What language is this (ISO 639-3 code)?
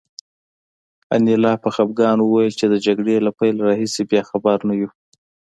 pus